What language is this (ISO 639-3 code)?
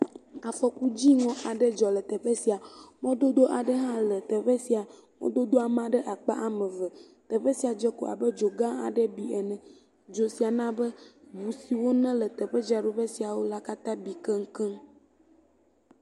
ewe